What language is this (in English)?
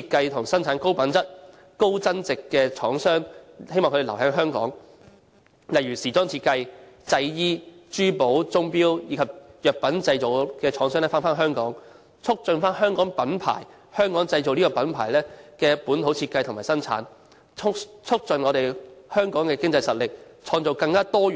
Cantonese